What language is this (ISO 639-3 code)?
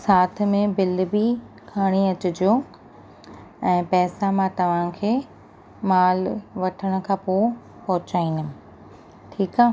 snd